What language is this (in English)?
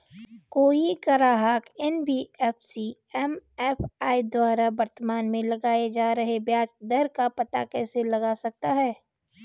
Hindi